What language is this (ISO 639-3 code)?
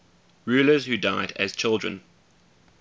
eng